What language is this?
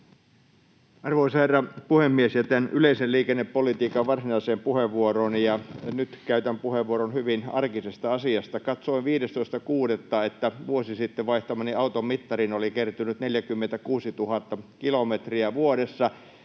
Finnish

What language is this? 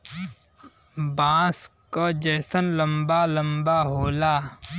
Bhojpuri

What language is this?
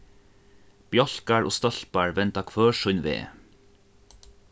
Faroese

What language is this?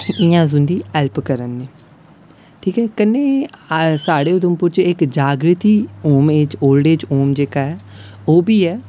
Dogri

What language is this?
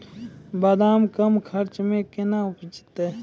Maithili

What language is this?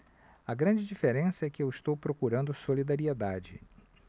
Portuguese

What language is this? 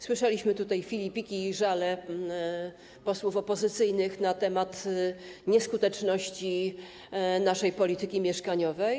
Polish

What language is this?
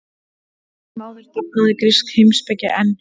Icelandic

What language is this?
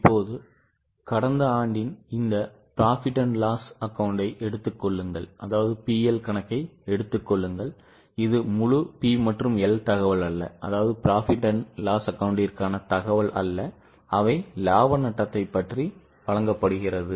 Tamil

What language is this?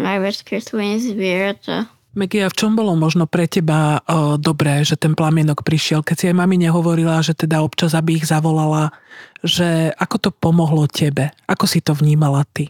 Slovak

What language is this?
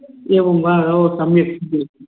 Sanskrit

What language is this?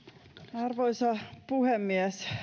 Finnish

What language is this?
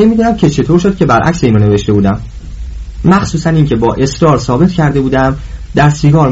Persian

